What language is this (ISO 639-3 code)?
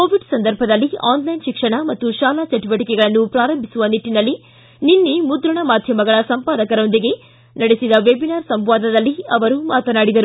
kan